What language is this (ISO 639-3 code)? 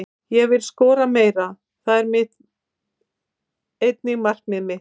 isl